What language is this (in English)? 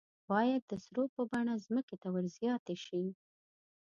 Pashto